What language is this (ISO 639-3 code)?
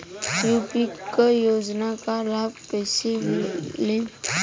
bho